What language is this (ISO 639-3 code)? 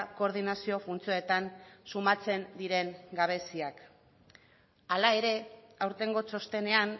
eus